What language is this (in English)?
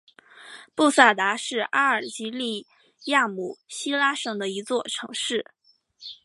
Chinese